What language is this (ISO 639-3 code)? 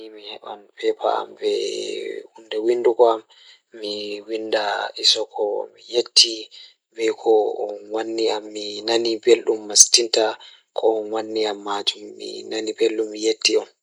ful